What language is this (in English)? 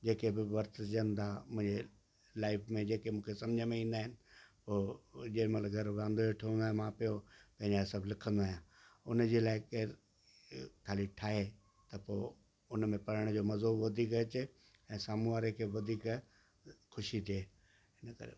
Sindhi